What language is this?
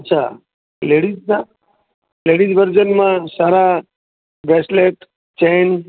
Gujarati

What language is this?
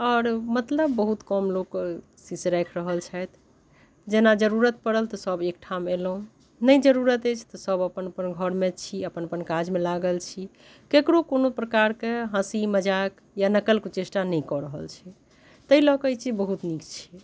Maithili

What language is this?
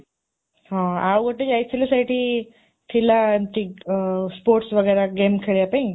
Odia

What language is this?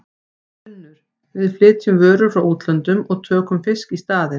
Icelandic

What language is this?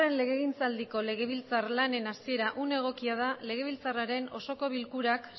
Basque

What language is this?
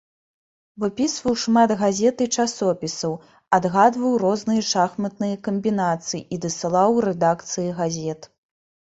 Belarusian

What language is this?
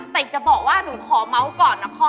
Thai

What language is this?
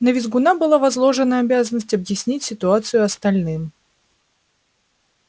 Russian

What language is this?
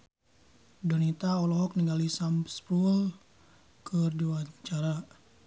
Sundanese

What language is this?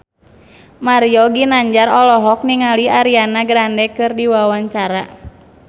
Sundanese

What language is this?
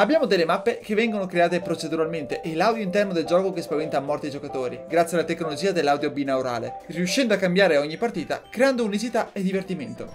Italian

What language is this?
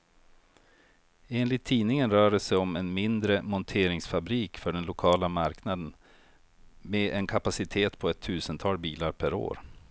Swedish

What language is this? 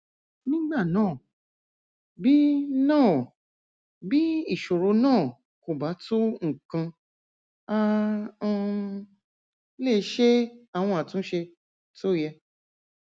Yoruba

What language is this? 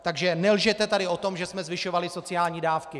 Czech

